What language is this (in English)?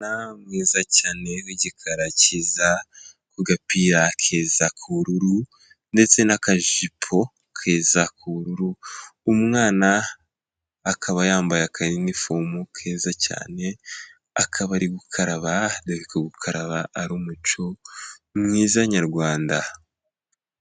Kinyarwanda